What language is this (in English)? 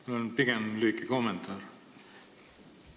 Estonian